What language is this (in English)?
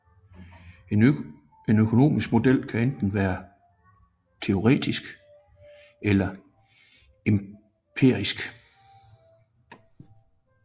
Danish